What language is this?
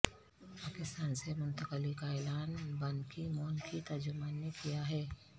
Urdu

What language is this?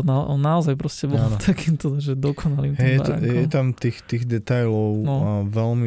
Slovak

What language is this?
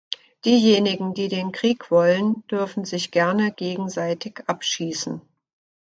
German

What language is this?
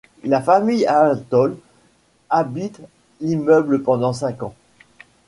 French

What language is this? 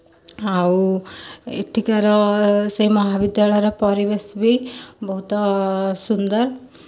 Odia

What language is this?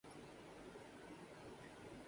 Urdu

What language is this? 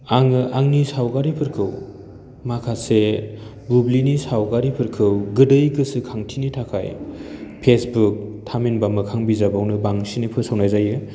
Bodo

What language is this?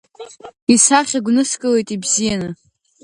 Abkhazian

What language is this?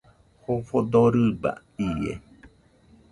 Nüpode Huitoto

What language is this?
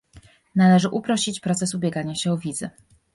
Polish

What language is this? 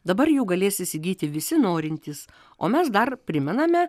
Lithuanian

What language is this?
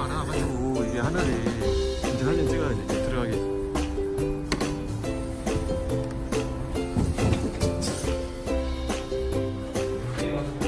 Korean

